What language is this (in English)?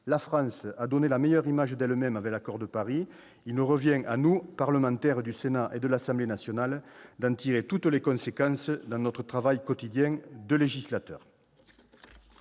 French